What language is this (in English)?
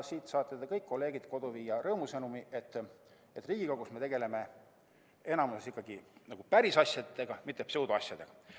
Estonian